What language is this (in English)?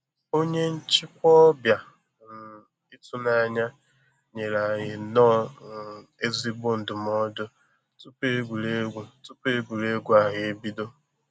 Igbo